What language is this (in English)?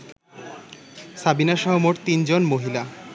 Bangla